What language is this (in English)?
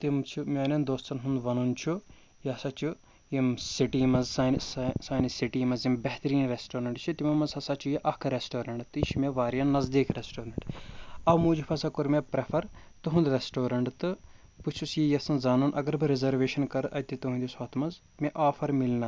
Kashmiri